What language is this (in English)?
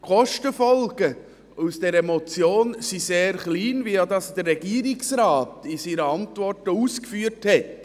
Swiss German